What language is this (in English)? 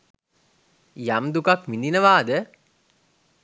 Sinhala